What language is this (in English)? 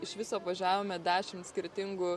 Lithuanian